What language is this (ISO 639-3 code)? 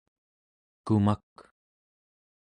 esu